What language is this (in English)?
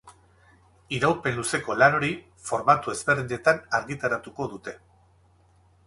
Basque